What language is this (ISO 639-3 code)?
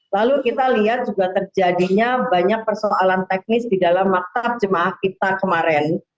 ind